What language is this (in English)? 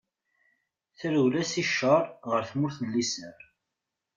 Kabyle